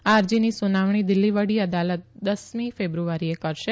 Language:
Gujarati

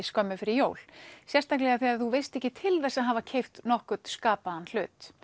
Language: Icelandic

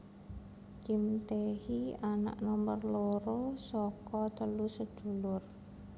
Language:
Javanese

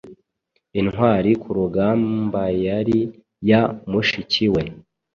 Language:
Kinyarwanda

